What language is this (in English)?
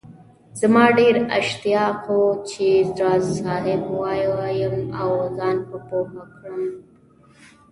Pashto